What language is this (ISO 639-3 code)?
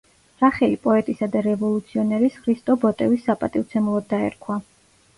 kat